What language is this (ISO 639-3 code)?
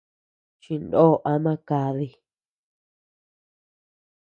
cux